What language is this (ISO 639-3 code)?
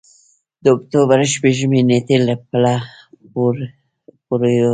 pus